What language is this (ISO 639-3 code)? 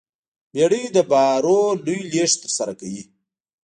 pus